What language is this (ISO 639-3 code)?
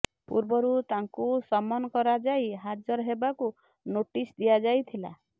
ori